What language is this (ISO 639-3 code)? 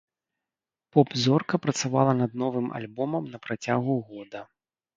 bel